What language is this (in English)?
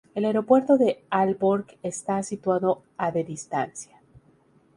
Spanish